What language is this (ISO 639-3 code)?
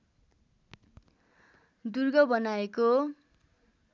nep